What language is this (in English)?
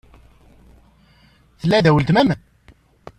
Kabyle